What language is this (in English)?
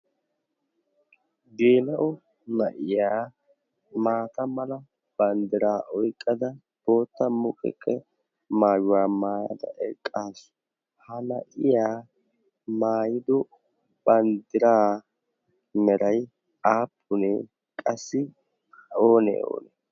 Wolaytta